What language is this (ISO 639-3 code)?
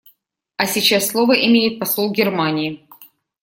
rus